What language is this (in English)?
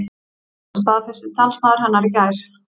Icelandic